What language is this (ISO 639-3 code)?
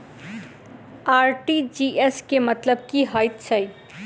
mai